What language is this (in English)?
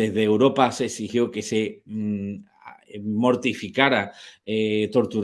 Spanish